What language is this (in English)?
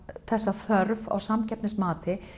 Icelandic